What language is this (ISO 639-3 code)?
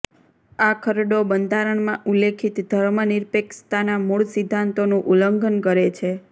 guj